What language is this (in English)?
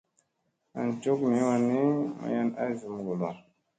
Musey